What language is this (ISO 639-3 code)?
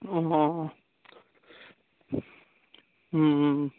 asm